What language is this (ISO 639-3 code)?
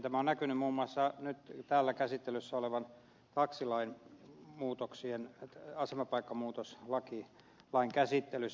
fin